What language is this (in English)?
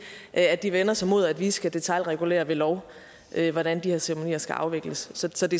Danish